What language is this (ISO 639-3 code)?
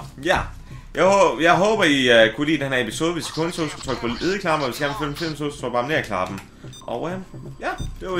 dan